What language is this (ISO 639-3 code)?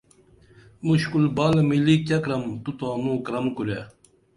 dml